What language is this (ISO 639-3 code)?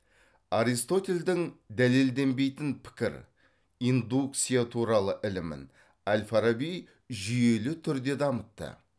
kaz